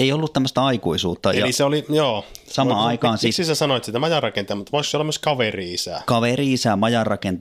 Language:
Finnish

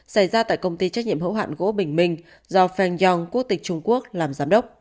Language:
Vietnamese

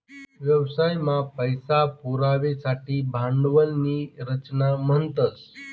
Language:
Marathi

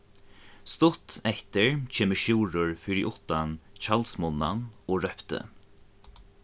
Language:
Faroese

